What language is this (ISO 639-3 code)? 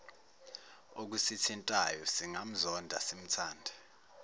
zul